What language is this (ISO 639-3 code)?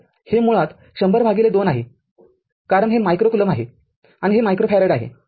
mar